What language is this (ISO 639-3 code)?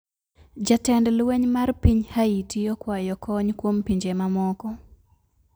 luo